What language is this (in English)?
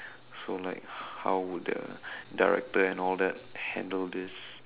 English